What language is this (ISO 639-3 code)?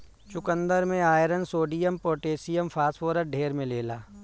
bho